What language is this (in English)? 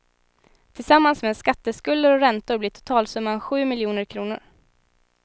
Swedish